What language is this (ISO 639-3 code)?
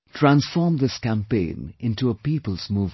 eng